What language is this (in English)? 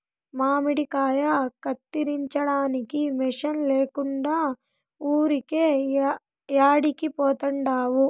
Telugu